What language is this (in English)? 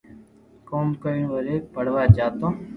Loarki